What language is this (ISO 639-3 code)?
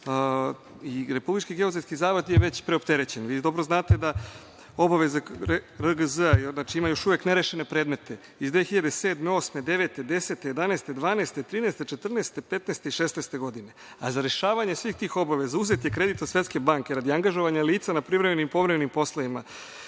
srp